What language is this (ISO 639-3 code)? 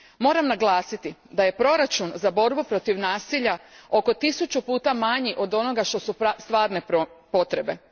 hrv